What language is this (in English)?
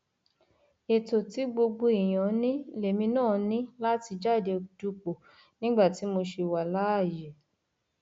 Yoruba